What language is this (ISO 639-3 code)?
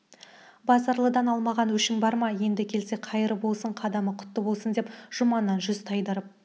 kaz